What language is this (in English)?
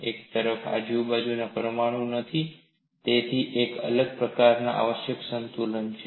Gujarati